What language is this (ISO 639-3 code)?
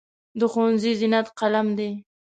pus